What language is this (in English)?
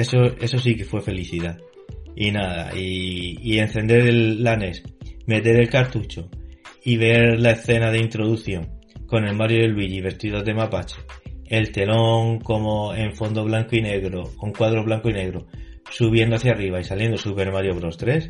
Spanish